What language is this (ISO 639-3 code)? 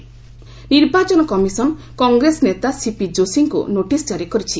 ori